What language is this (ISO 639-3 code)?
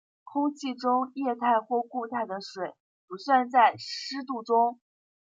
zho